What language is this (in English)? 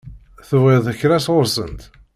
Kabyle